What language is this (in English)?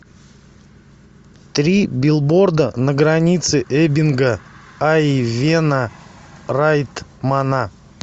Russian